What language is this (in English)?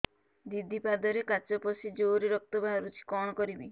Odia